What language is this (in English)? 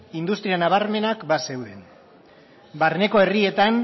Basque